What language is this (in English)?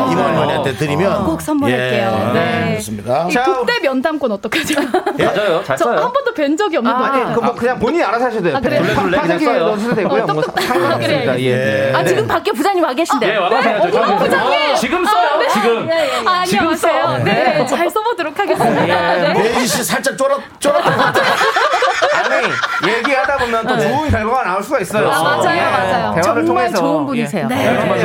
Korean